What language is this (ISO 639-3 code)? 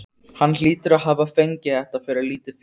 isl